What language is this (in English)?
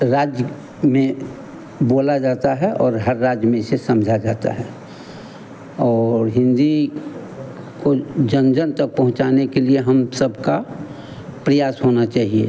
Hindi